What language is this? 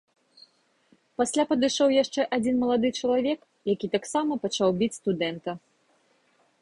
Belarusian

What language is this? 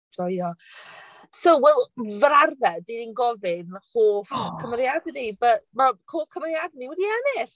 Welsh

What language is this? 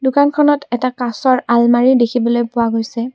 Assamese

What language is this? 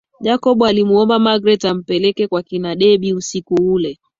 Swahili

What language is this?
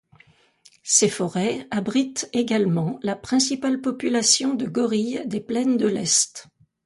French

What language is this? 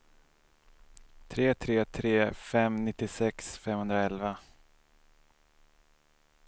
Swedish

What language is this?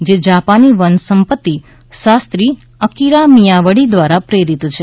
Gujarati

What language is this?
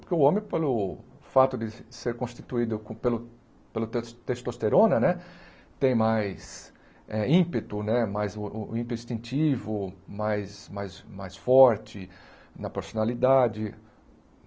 Portuguese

